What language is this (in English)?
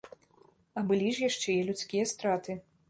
Belarusian